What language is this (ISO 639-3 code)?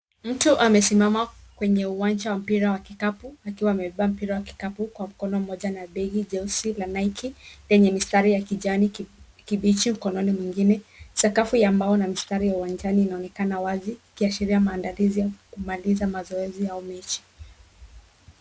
swa